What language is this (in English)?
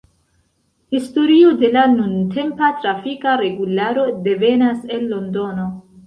Esperanto